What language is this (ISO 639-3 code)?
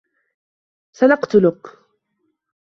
ara